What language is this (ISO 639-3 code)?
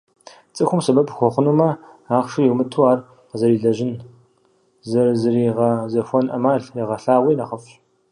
kbd